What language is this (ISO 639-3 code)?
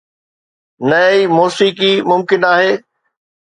snd